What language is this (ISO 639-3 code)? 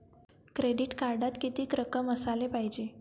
mar